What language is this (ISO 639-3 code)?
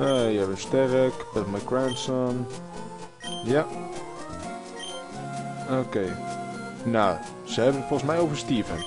nld